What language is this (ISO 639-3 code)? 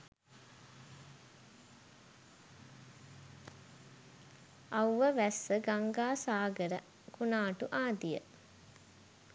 sin